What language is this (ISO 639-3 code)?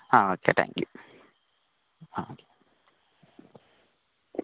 mal